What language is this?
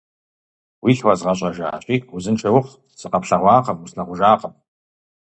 Kabardian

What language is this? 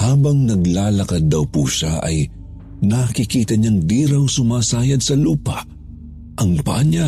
Filipino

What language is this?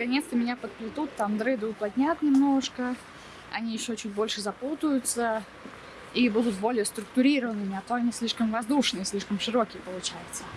Russian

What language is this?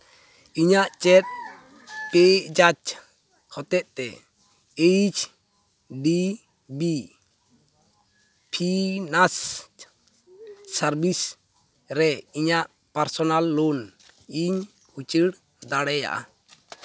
Santali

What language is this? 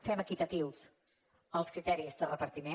Catalan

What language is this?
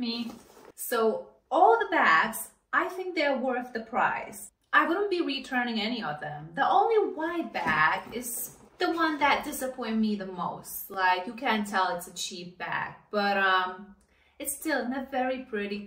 English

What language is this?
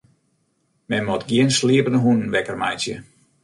Western Frisian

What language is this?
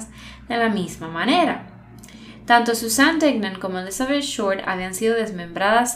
Spanish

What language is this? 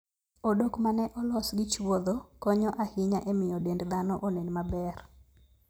Luo (Kenya and Tanzania)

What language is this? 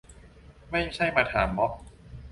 Thai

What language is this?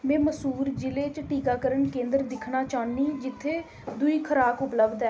Dogri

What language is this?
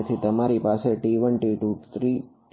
Gujarati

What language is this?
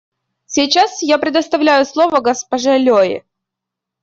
Russian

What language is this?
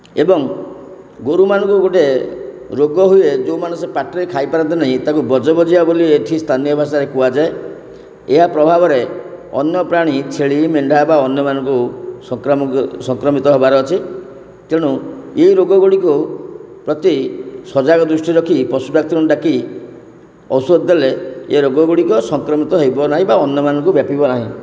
Odia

